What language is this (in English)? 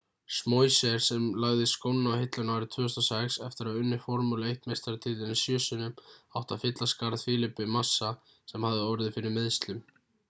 Icelandic